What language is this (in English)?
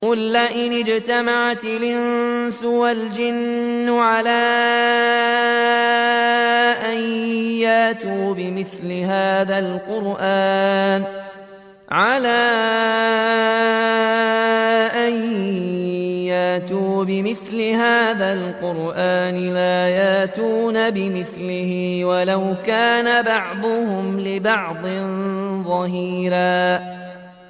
Arabic